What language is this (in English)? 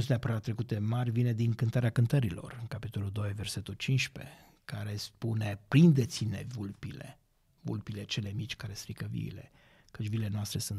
Romanian